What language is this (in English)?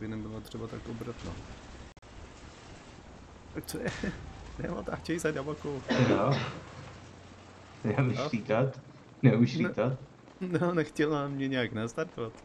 Czech